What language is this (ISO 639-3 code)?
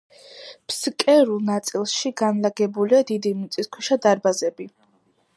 kat